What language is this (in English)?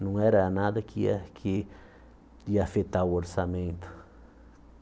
Portuguese